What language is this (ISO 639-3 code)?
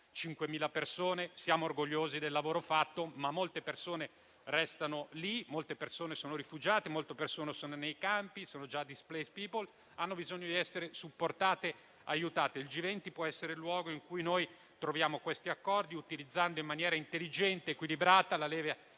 ita